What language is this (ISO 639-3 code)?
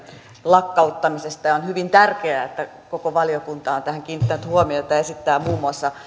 fin